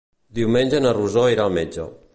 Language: Catalan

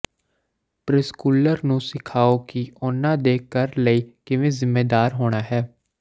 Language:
Punjabi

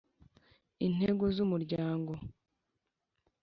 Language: Kinyarwanda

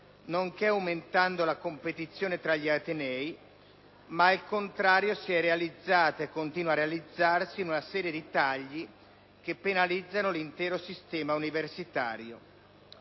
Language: Italian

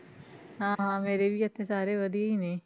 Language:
Punjabi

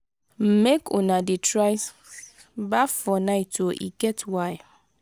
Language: Nigerian Pidgin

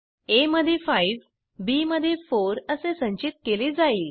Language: Marathi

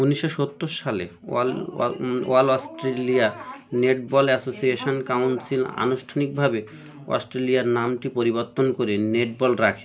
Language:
Bangla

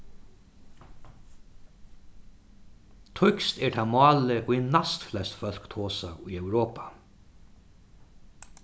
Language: Faroese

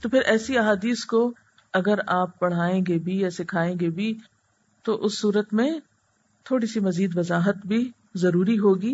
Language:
Urdu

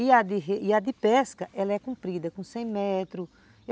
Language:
Portuguese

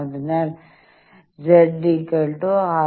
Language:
Malayalam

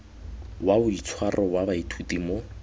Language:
Tswana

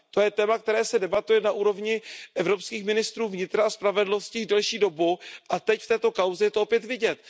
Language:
Czech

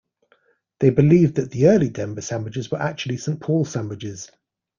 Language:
English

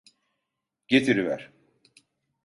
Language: Turkish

